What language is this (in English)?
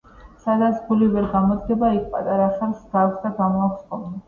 Georgian